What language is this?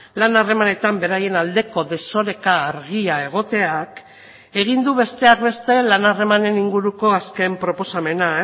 Basque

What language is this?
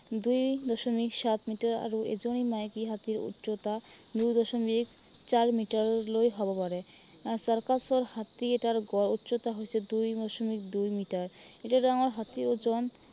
Assamese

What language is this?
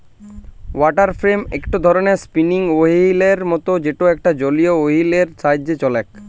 Bangla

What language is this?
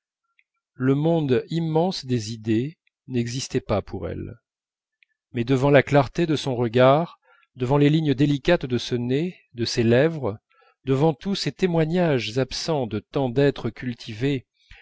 French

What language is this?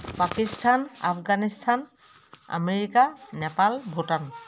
Assamese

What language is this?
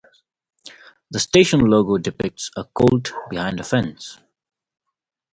English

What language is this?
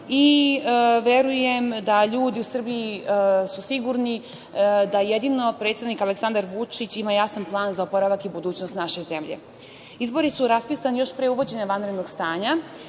Serbian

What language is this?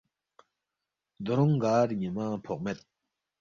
Balti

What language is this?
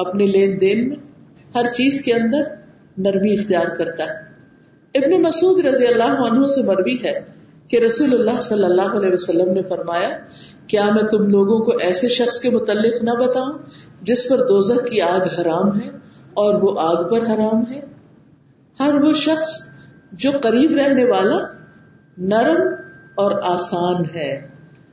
Urdu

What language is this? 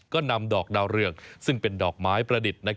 Thai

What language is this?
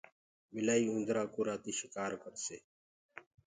Gurgula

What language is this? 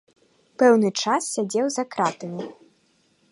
Belarusian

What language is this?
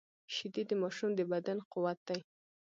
Pashto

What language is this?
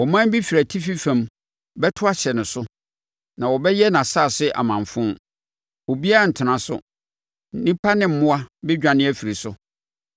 Akan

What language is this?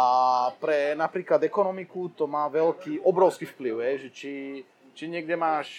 Slovak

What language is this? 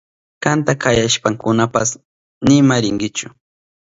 Southern Pastaza Quechua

